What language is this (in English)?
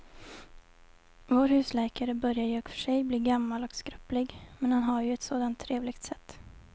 Swedish